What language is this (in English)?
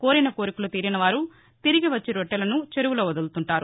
Telugu